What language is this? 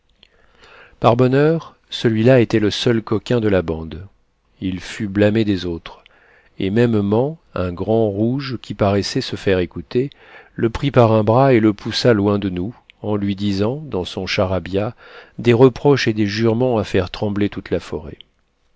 French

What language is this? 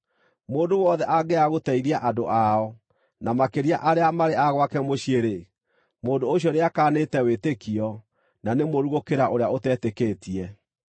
Kikuyu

